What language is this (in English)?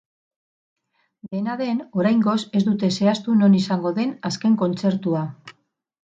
Basque